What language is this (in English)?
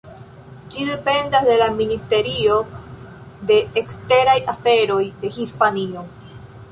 Esperanto